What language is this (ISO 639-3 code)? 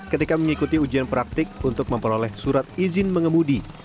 ind